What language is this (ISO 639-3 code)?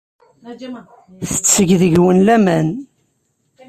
kab